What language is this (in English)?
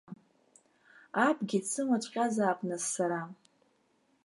Abkhazian